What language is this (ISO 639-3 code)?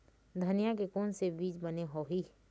hne